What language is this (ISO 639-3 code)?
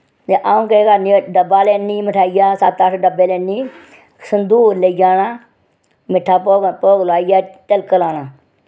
doi